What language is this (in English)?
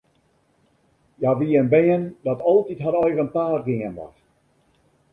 Western Frisian